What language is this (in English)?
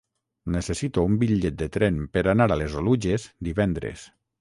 Catalan